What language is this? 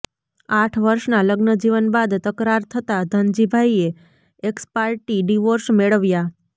Gujarati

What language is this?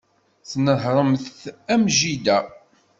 Kabyle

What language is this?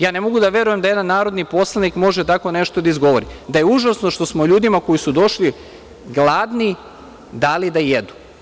Serbian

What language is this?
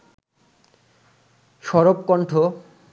Bangla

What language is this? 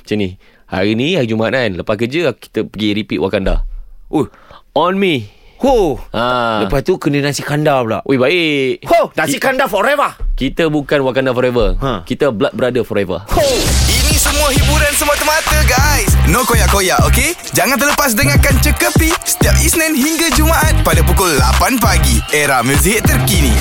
Malay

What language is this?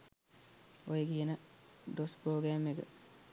Sinhala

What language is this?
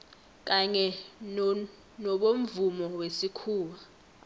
South Ndebele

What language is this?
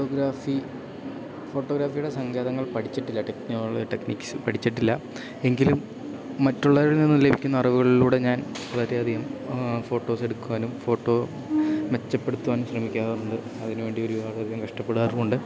Malayalam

